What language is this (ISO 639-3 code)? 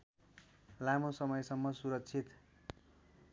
nep